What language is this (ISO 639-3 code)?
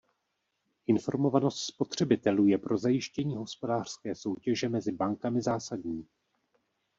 ces